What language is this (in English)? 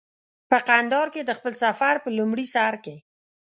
Pashto